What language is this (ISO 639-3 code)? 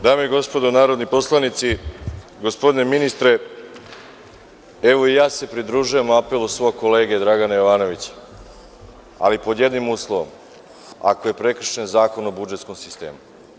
srp